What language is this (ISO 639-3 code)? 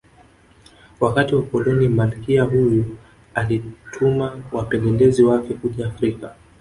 swa